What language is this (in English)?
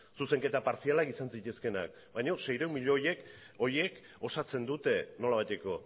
Basque